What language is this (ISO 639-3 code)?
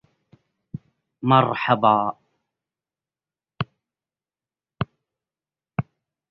ara